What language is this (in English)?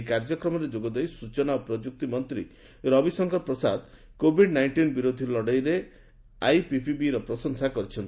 Odia